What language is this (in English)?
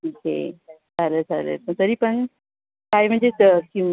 Marathi